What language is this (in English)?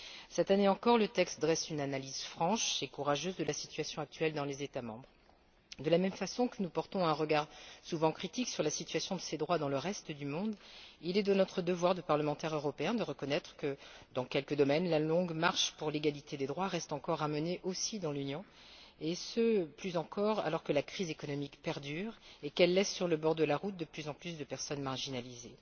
French